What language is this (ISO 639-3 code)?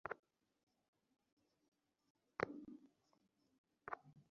ben